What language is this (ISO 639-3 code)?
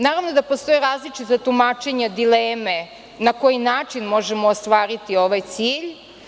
srp